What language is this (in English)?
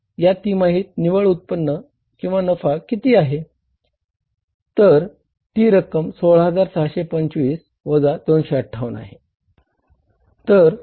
Marathi